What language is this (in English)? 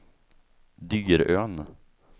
Swedish